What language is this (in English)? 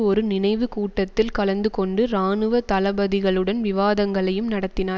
Tamil